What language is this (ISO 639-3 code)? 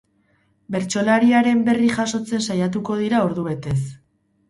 eus